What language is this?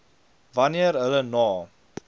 Afrikaans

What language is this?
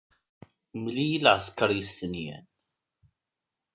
Kabyle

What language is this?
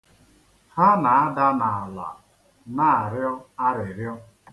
Igbo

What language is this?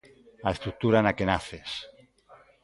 Galician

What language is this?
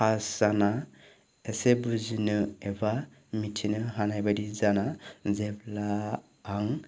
Bodo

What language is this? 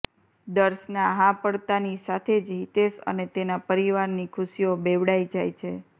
Gujarati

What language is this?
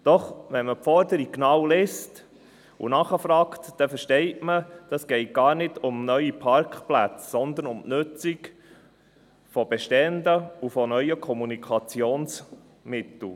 Swiss German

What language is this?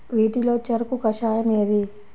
Telugu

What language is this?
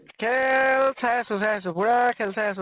Assamese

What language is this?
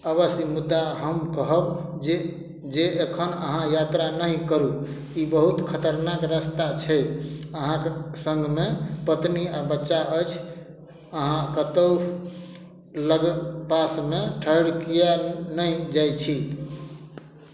Maithili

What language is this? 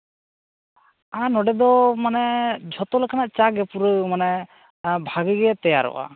Santali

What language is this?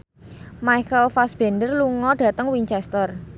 Javanese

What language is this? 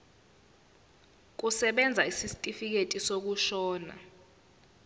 Zulu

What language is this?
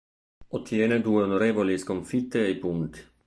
Italian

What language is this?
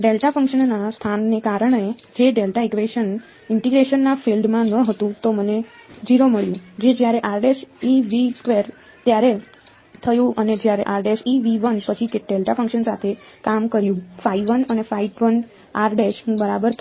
Gujarati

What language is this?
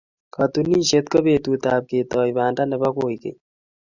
Kalenjin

